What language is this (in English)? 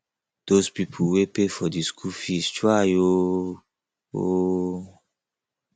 Nigerian Pidgin